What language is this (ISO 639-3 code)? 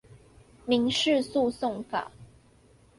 zho